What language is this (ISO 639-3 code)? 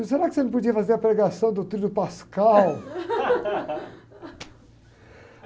por